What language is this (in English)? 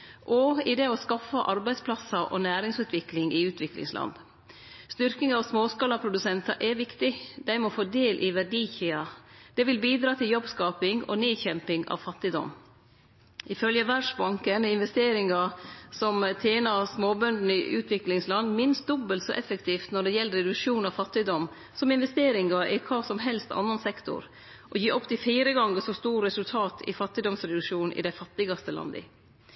Norwegian Nynorsk